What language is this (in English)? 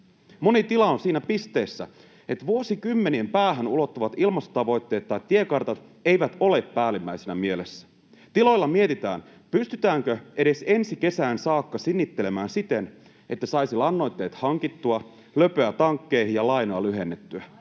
Finnish